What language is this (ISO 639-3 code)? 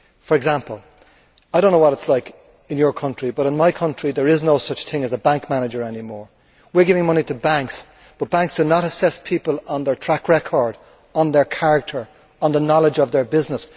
eng